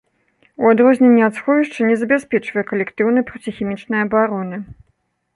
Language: Belarusian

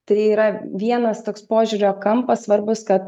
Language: Lithuanian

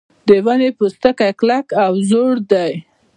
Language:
Pashto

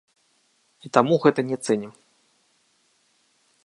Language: Belarusian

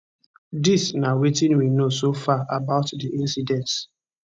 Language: Nigerian Pidgin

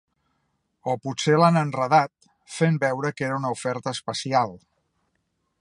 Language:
Catalan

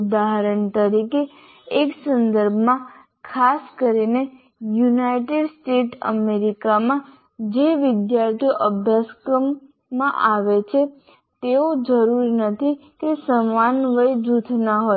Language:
Gujarati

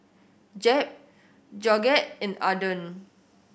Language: English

